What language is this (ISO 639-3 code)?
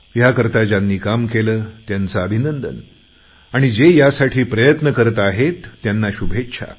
mar